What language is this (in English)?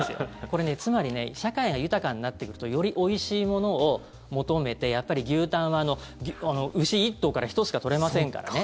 Japanese